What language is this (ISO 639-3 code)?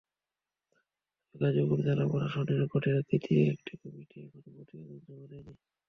ben